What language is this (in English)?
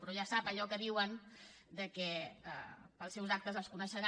Catalan